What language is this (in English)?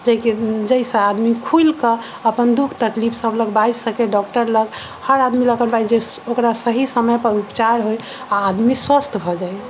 Maithili